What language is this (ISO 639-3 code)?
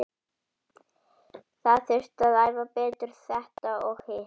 isl